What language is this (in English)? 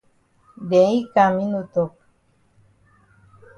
Cameroon Pidgin